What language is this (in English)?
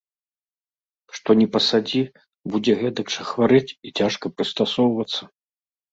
Belarusian